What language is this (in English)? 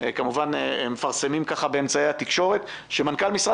Hebrew